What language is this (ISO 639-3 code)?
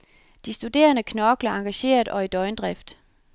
dan